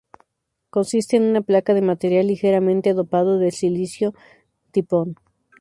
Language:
Spanish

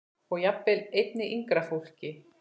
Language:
Icelandic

